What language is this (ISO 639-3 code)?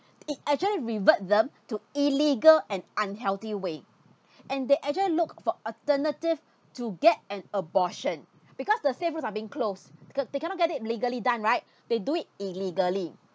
eng